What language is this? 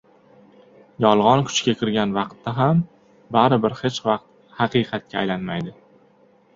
Uzbek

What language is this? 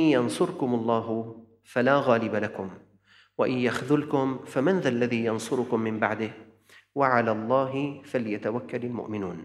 Arabic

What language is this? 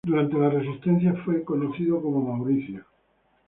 Spanish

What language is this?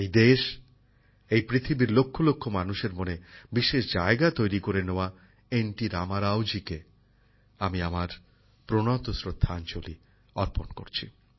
Bangla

